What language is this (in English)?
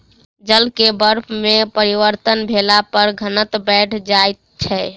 Maithili